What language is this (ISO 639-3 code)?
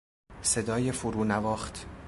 fas